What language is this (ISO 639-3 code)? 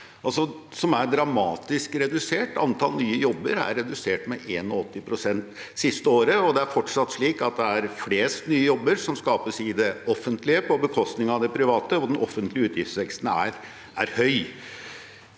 nor